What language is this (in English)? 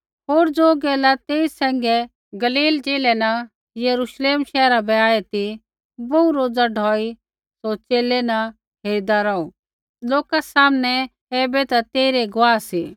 Kullu Pahari